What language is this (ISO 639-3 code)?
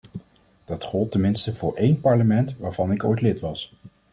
nld